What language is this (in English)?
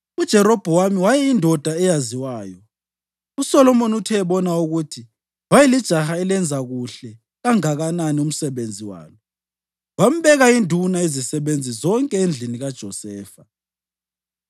North Ndebele